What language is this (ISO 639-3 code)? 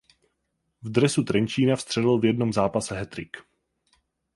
ces